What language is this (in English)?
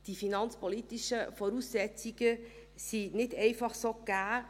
Swiss German